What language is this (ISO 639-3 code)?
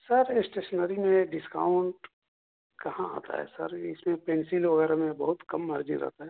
urd